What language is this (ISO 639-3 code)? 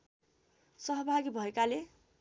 nep